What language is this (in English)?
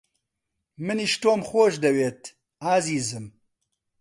Central Kurdish